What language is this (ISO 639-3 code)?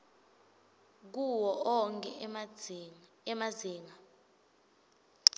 ssw